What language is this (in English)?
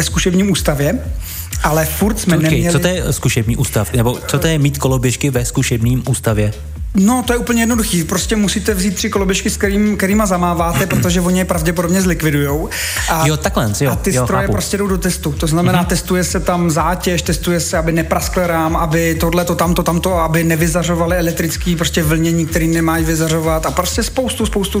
Czech